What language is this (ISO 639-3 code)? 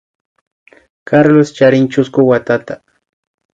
qvi